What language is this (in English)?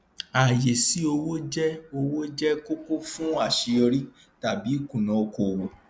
Yoruba